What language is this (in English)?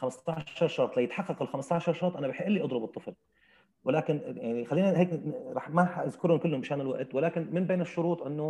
Arabic